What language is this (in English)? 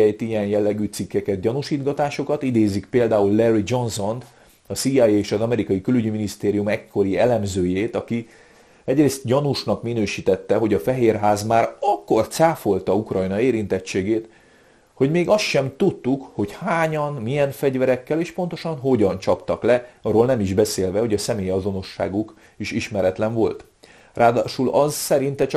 Hungarian